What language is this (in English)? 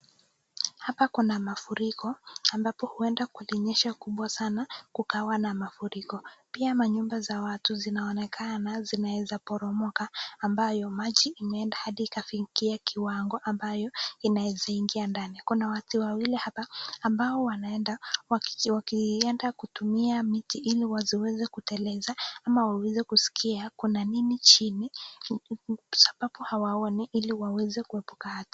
Swahili